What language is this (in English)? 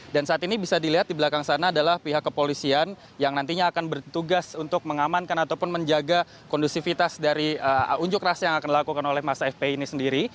Indonesian